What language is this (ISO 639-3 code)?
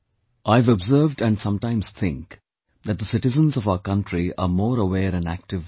eng